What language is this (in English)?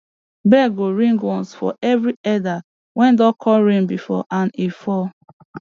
Nigerian Pidgin